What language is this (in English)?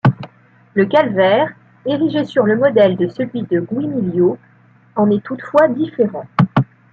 French